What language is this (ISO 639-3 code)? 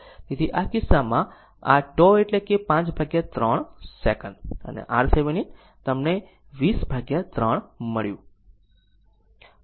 guj